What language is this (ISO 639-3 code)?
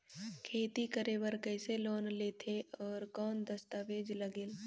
hne